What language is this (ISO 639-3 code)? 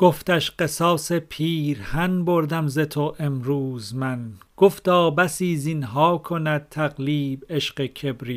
fas